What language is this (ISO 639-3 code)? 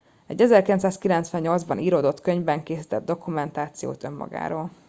hun